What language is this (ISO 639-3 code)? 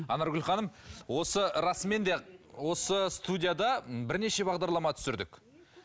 kaz